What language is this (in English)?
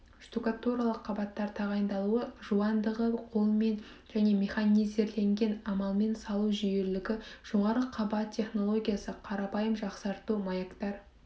Kazakh